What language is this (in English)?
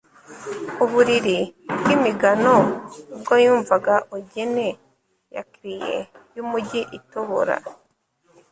Kinyarwanda